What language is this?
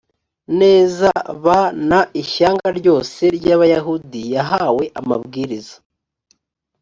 Kinyarwanda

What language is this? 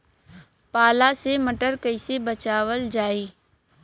Bhojpuri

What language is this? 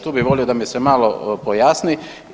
Croatian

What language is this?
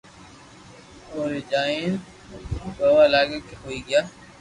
Loarki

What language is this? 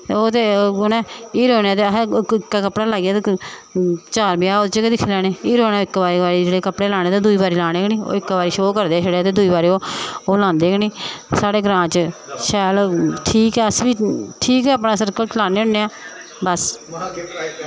Dogri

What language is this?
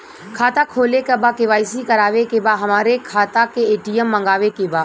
Bhojpuri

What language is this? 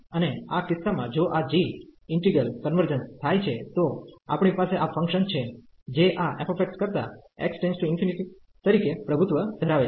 Gujarati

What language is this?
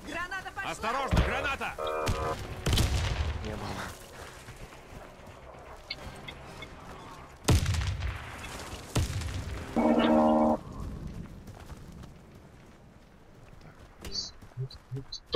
Russian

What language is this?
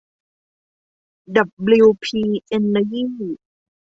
Thai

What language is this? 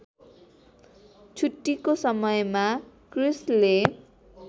Nepali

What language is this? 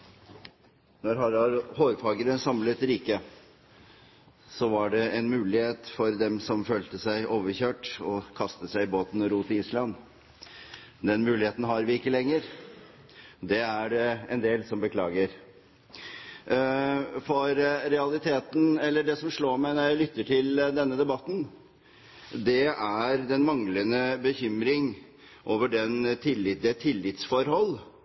Norwegian Bokmål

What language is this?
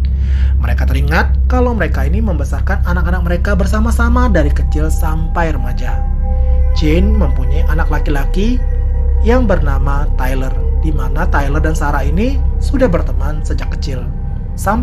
Indonesian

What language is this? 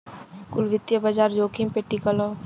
Bhojpuri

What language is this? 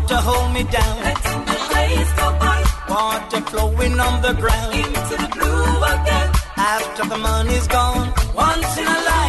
Hungarian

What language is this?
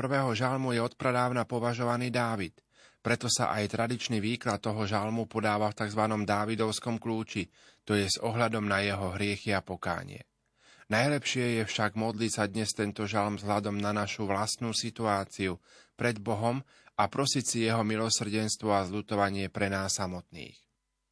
Slovak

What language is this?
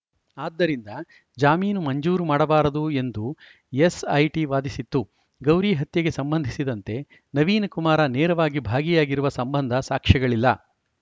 Kannada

